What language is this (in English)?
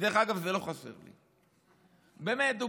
Hebrew